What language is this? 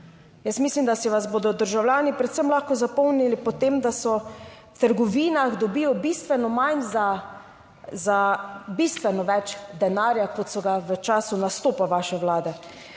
Slovenian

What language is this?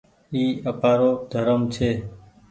Goaria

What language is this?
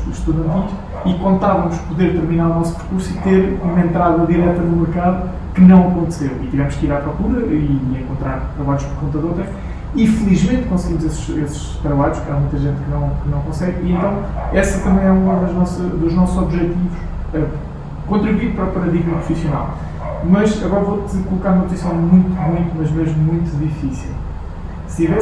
Portuguese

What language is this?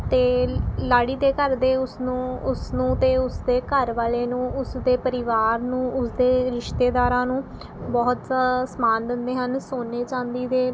Punjabi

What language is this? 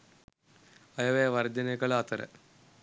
Sinhala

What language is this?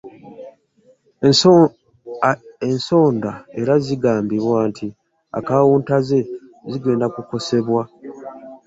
Ganda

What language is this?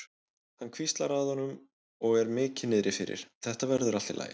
Icelandic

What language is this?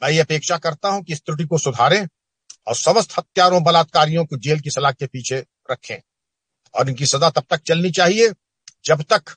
Hindi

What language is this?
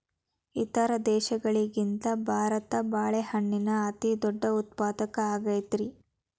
Kannada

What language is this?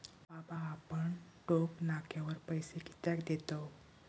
Marathi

